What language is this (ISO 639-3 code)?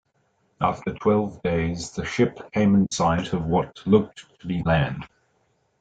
eng